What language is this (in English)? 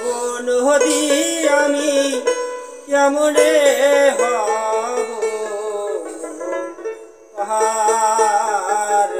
Arabic